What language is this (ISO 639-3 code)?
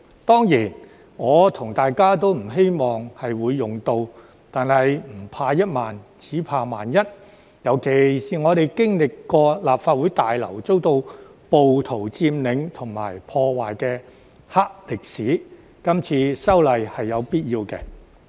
yue